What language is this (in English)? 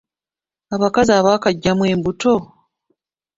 Ganda